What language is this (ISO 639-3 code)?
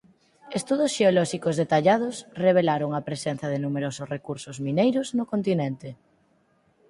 glg